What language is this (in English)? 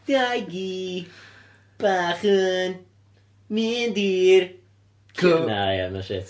Welsh